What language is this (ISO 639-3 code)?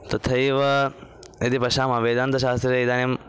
san